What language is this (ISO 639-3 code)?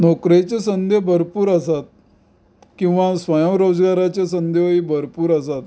kok